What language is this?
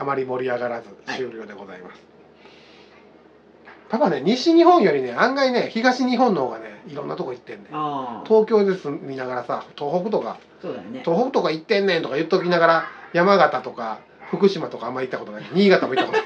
Japanese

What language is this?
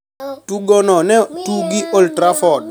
Luo (Kenya and Tanzania)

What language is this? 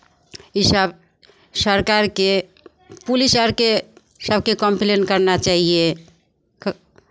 Maithili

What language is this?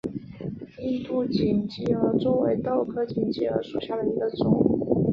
Chinese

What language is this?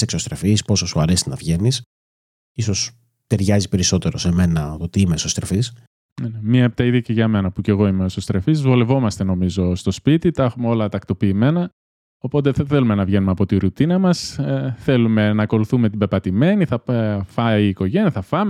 Greek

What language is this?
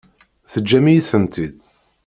Kabyle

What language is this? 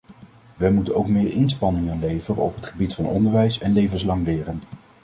Dutch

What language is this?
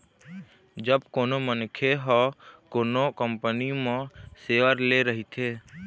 Chhattisgarhi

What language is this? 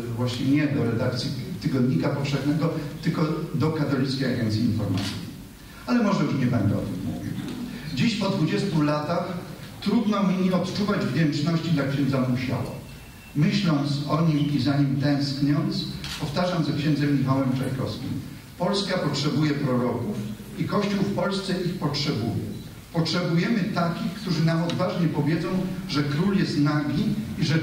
Polish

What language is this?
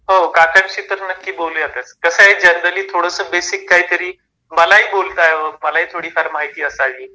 Marathi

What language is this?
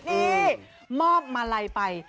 Thai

